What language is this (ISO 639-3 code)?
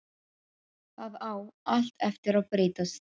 isl